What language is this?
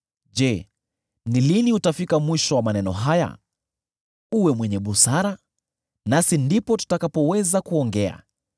Swahili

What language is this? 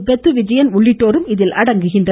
Tamil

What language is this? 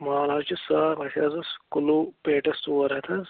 Kashmiri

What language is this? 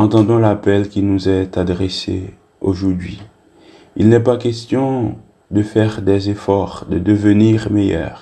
French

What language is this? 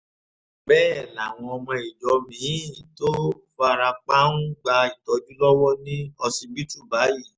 Yoruba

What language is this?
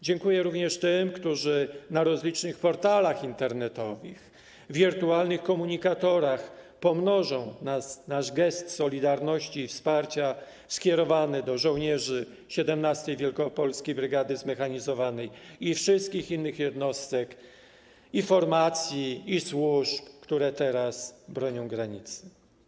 Polish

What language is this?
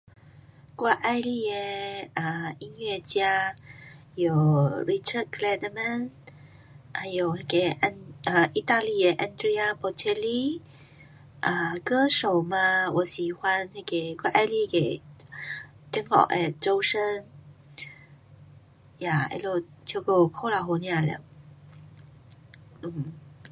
Pu-Xian Chinese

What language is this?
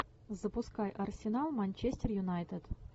Russian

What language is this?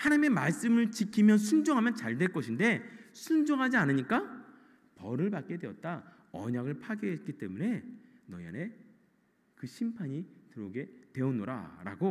Korean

